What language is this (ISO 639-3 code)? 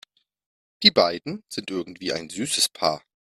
deu